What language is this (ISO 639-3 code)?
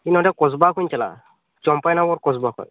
sat